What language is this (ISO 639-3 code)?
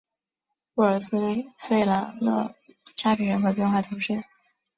zho